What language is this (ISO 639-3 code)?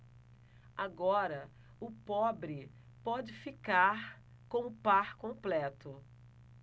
por